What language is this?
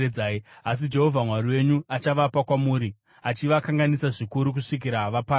Shona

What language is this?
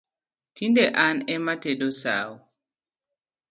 Luo (Kenya and Tanzania)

